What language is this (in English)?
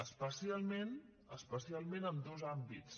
Catalan